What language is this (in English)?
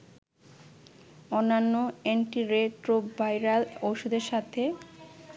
Bangla